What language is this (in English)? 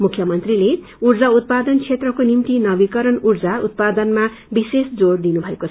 Nepali